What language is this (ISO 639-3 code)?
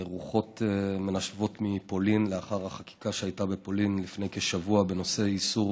heb